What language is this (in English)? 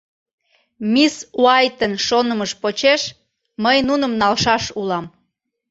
Mari